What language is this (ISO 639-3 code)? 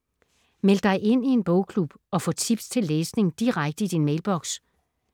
dan